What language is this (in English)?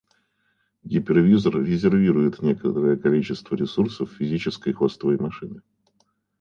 Russian